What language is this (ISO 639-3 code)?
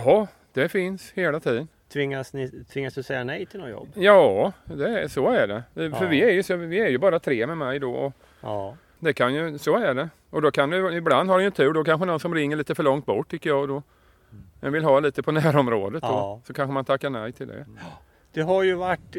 swe